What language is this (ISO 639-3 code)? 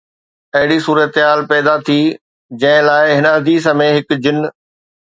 snd